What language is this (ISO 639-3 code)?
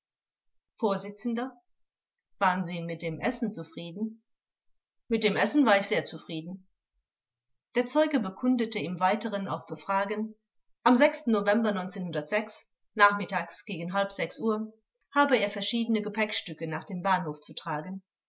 deu